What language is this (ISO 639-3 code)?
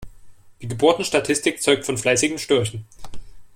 deu